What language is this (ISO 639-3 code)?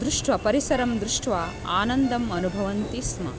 san